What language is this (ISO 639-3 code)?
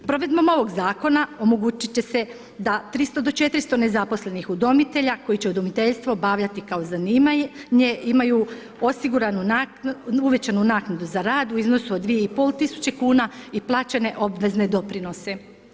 hrv